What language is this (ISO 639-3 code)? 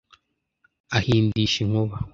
kin